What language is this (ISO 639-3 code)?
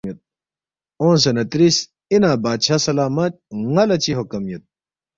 bft